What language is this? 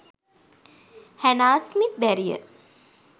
Sinhala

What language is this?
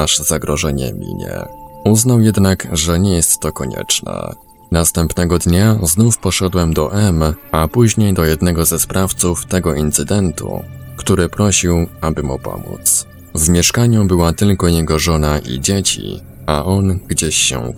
Polish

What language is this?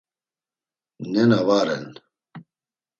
Laz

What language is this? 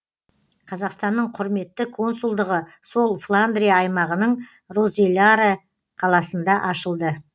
Kazakh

